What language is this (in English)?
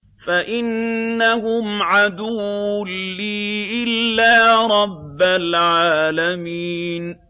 Arabic